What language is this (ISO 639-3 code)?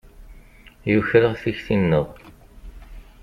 kab